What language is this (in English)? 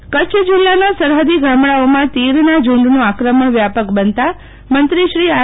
Gujarati